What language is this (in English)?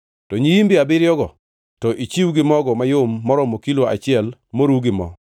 Luo (Kenya and Tanzania)